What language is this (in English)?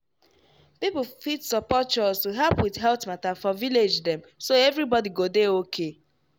Nigerian Pidgin